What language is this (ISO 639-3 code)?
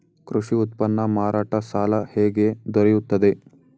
kan